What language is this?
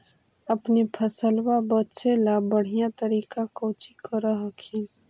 Magahi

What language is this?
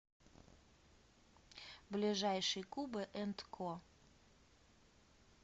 Russian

